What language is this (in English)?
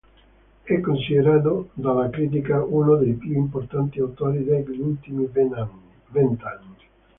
Italian